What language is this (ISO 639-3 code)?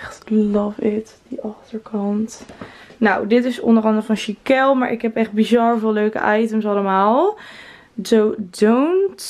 nld